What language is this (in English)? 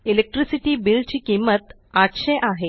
Marathi